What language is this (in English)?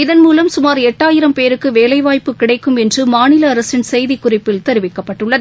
Tamil